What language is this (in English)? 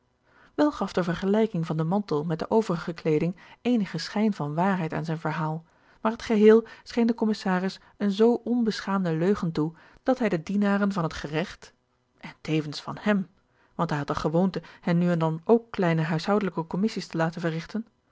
Dutch